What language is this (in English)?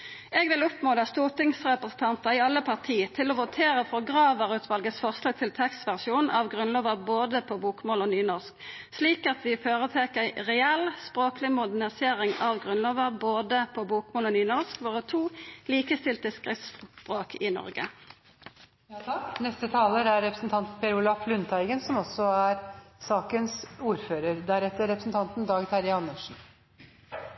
Norwegian